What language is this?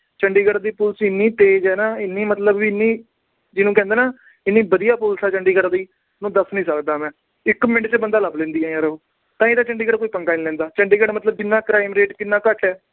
Punjabi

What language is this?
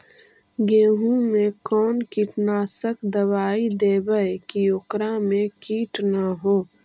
Magahi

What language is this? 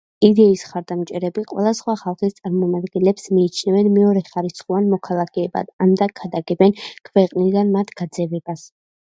Georgian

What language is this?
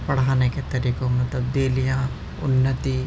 Urdu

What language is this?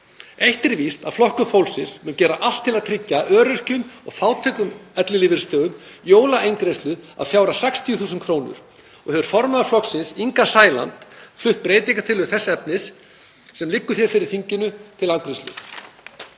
Icelandic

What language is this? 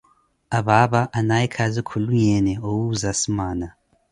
Koti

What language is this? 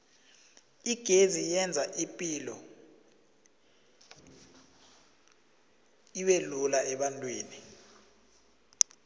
South Ndebele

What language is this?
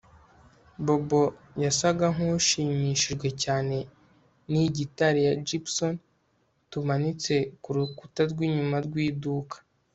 Kinyarwanda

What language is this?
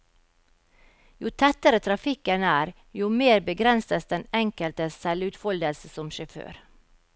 Norwegian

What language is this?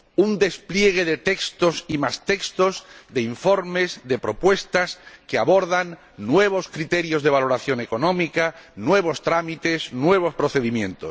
Spanish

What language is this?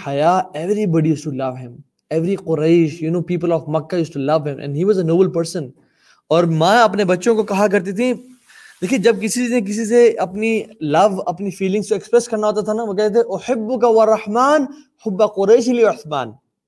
Urdu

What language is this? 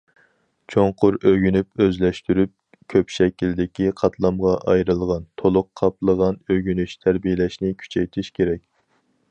Uyghur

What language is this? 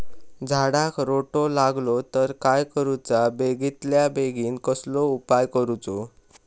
Marathi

